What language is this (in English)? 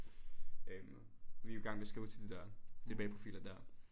Danish